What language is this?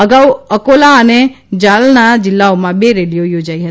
Gujarati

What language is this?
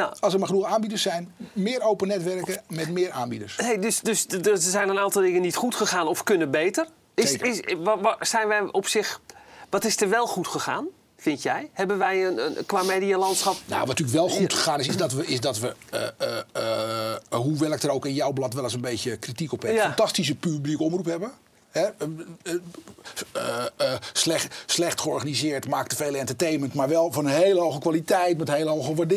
Dutch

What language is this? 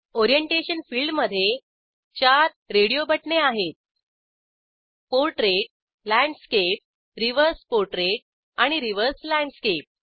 Marathi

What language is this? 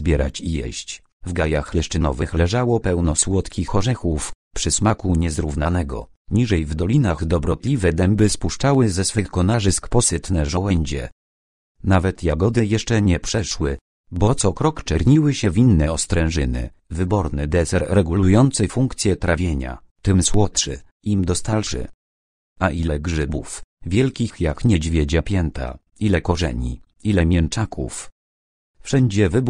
Polish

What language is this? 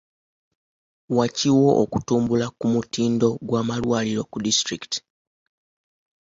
Ganda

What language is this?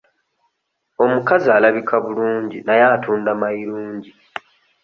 Ganda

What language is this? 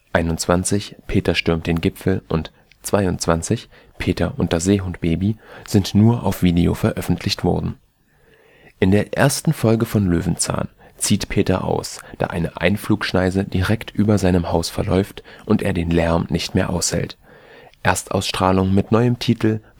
German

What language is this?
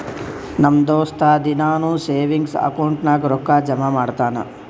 Kannada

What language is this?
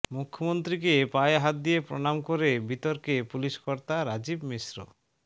Bangla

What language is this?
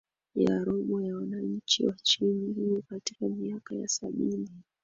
Swahili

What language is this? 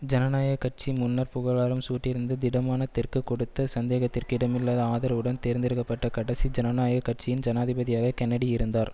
Tamil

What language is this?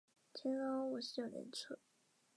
Chinese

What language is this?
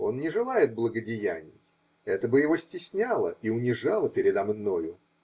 Russian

